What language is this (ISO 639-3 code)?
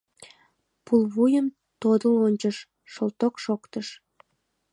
chm